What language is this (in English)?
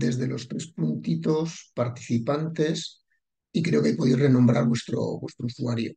Spanish